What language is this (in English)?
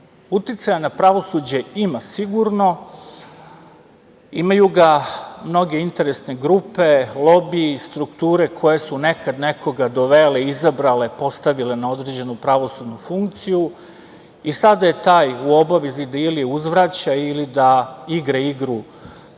Serbian